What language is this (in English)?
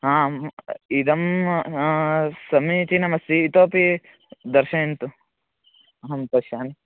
Sanskrit